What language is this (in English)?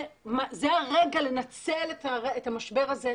Hebrew